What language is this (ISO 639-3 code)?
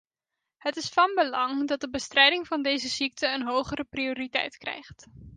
nld